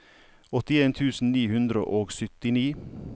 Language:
Norwegian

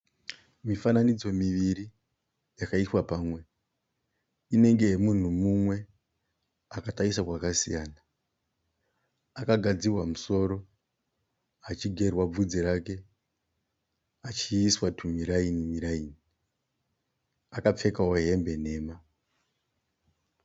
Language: Shona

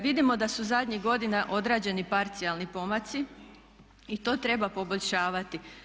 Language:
Croatian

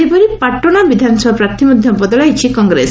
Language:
Odia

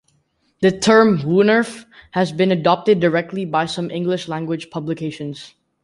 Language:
English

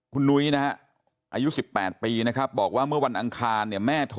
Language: Thai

